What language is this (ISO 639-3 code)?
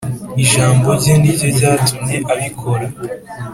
kin